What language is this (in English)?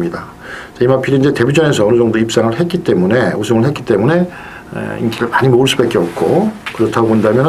Korean